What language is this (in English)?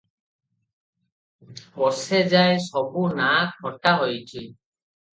Odia